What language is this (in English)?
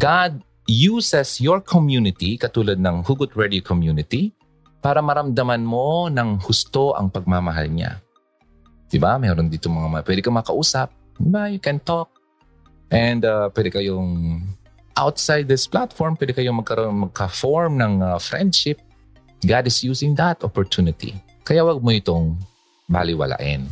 Filipino